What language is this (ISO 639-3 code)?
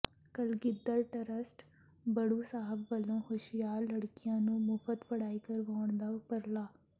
pan